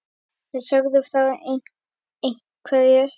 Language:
Icelandic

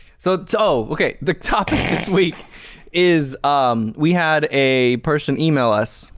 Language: English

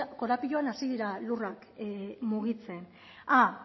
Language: Basque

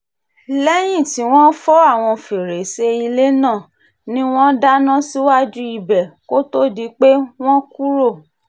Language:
Yoruba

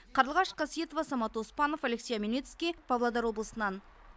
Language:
Kazakh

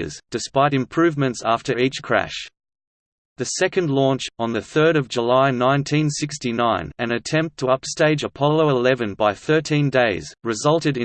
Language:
English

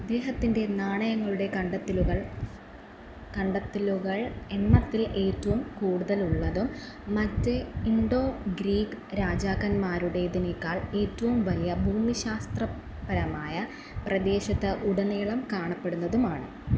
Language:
Malayalam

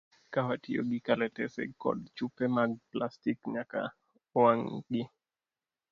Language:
Luo (Kenya and Tanzania)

